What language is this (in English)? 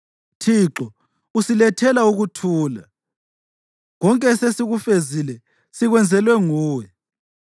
North Ndebele